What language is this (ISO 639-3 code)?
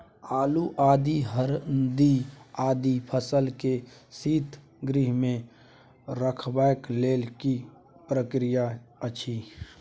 mai